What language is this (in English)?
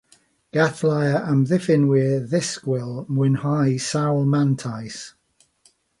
Welsh